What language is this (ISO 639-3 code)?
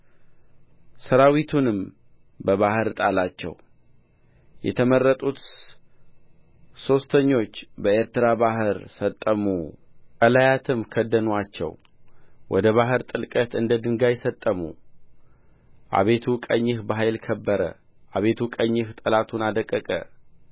amh